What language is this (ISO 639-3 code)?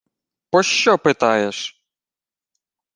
ukr